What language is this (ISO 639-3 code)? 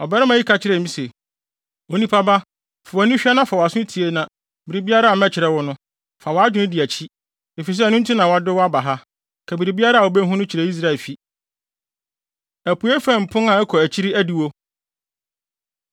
aka